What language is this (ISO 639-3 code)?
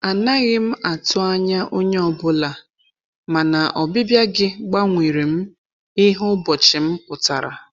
ibo